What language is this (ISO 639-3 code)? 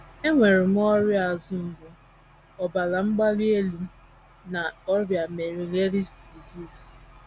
ibo